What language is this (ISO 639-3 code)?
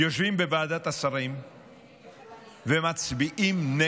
heb